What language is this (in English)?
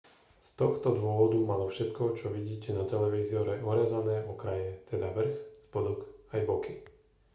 Slovak